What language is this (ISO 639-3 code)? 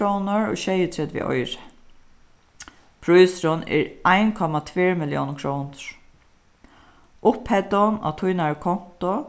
fao